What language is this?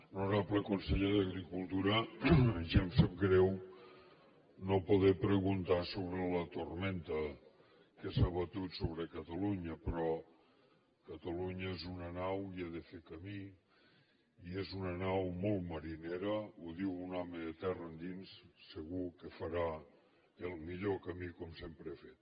Catalan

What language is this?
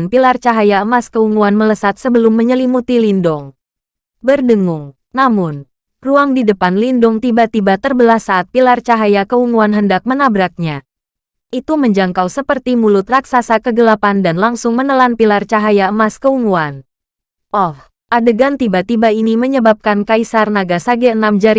Indonesian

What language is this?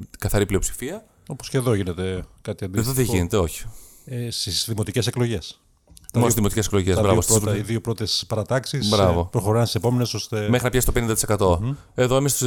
Greek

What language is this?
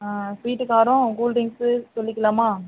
Tamil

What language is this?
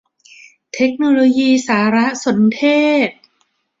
Thai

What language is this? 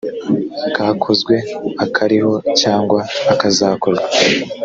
Kinyarwanda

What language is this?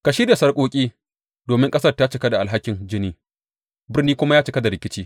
Hausa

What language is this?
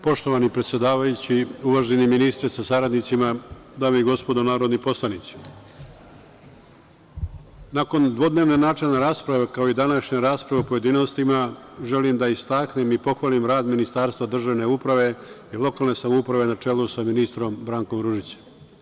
Serbian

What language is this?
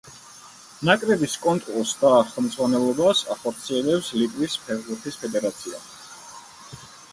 Georgian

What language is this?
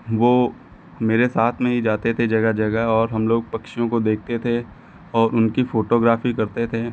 Hindi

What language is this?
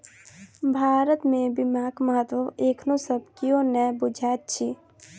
Maithili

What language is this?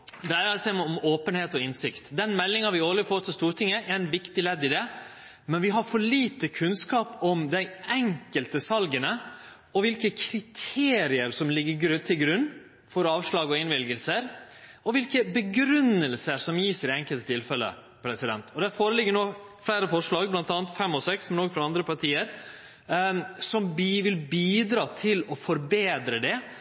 Norwegian Nynorsk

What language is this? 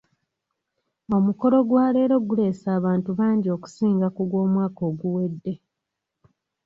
Ganda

